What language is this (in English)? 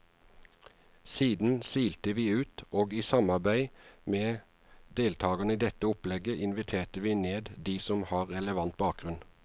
Norwegian